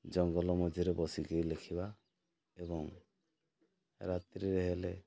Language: Odia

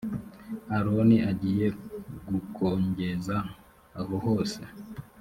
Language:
Kinyarwanda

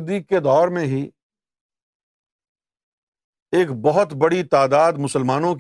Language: Urdu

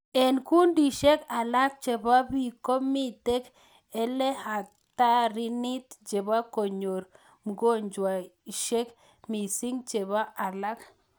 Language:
Kalenjin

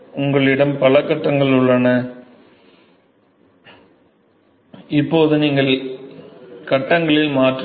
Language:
Tamil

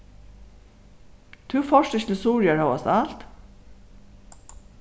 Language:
Faroese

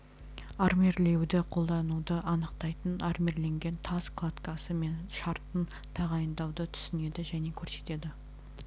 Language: Kazakh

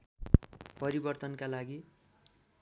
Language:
Nepali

